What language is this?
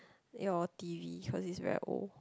English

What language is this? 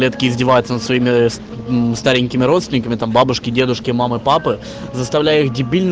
Russian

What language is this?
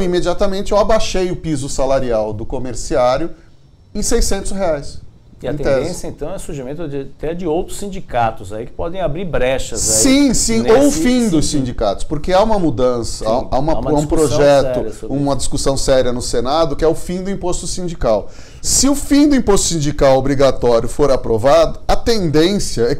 Portuguese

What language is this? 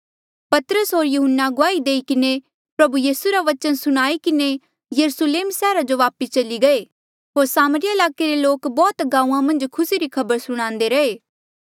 Mandeali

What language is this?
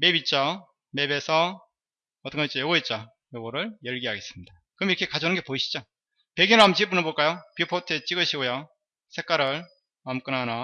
Korean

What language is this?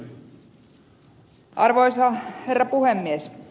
Finnish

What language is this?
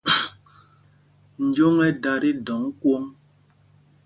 Mpumpong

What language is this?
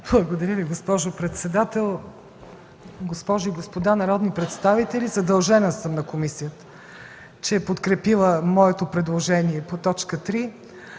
Bulgarian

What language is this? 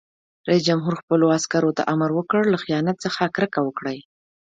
Pashto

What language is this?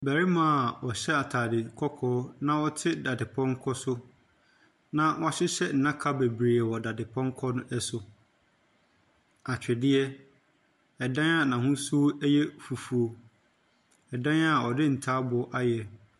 Akan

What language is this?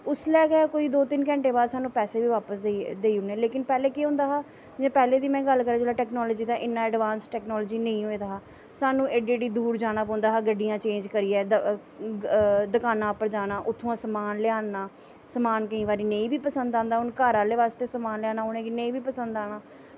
Dogri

